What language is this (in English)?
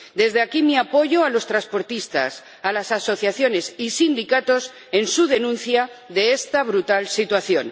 Spanish